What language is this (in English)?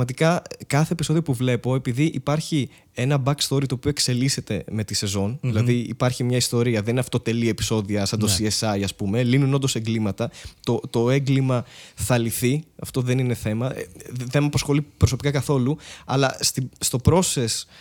Greek